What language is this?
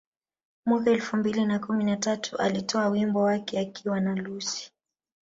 Swahili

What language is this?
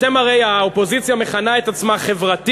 Hebrew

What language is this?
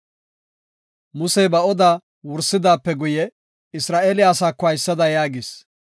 Gofa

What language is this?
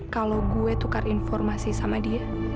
Indonesian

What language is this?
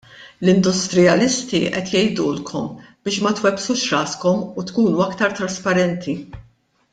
Maltese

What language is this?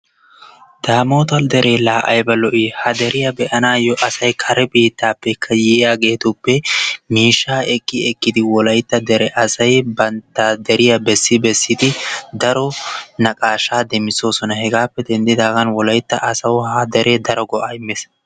Wolaytta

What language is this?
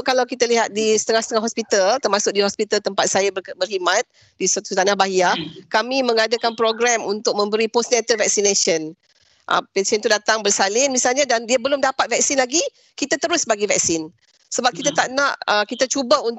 Malay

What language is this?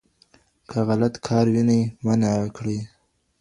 Pashto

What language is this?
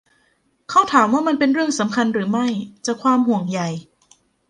Thai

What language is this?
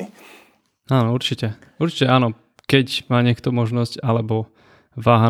Czech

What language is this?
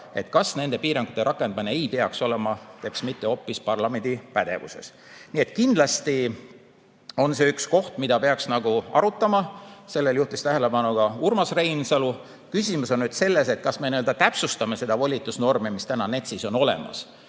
Estonian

